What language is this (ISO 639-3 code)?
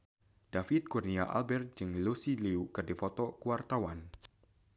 sun